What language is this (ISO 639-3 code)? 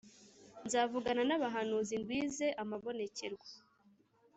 kin